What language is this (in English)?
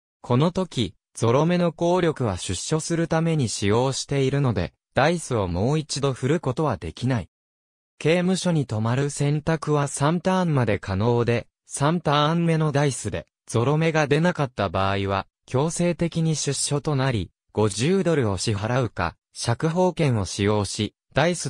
Japanese